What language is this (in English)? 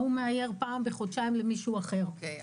Hebrew